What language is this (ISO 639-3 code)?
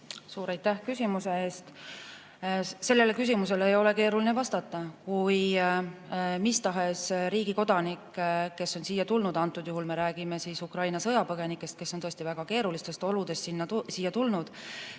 est